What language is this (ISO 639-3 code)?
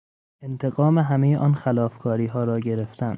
fas